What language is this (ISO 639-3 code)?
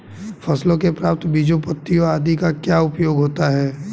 hin